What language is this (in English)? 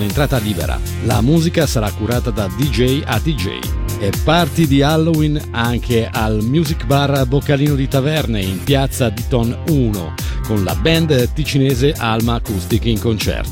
Italian